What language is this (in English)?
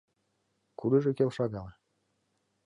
Mari